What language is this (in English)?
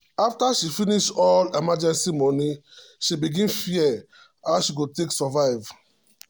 Nigerian Pidgin